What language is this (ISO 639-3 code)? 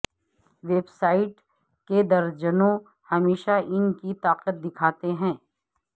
urd